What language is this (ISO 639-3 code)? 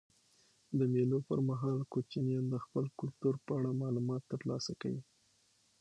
pus